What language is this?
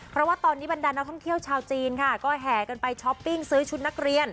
Thai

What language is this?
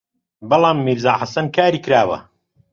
Central Kurdish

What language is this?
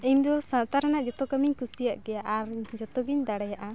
Santali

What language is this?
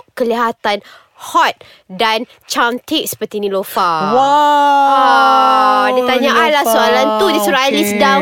Malay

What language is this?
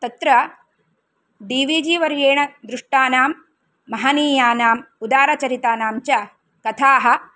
Sanskrit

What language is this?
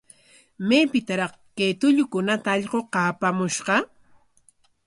Corongo Ancash Quechua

